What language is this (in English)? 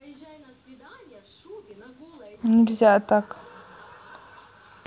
Russian